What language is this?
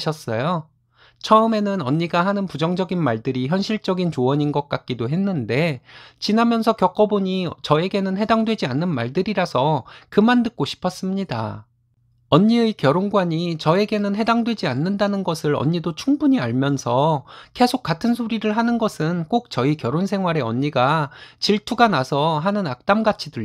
Korean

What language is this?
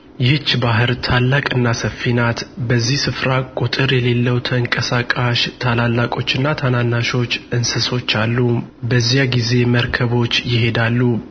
Amharic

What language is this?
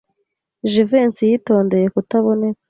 Kinyarwanda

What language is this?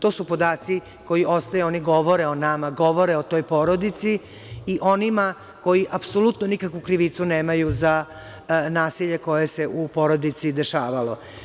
Serbian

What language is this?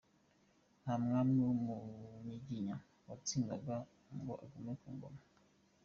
Kinyarwanda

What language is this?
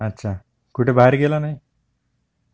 Marathi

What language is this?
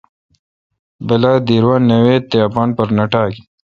Kalkoti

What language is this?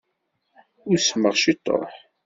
Kabyle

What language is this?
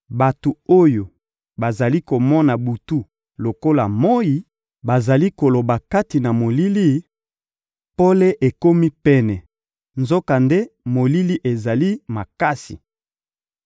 Lingala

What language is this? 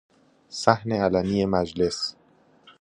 Persian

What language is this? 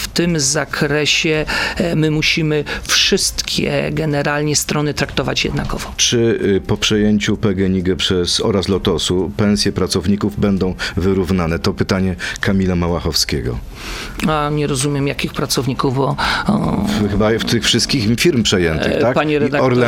Polish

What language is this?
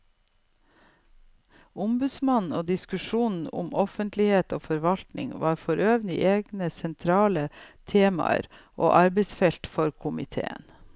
Norwegian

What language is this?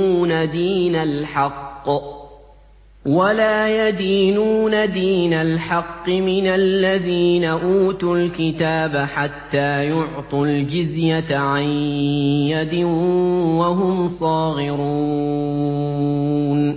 Arabic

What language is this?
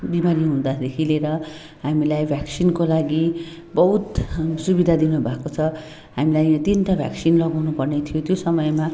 Nepali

